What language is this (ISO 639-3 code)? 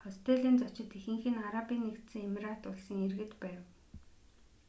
mon